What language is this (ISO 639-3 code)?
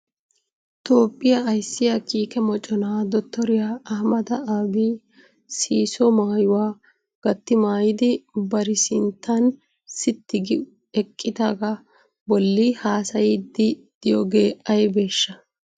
wal